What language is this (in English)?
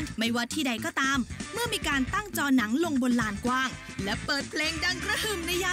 Thai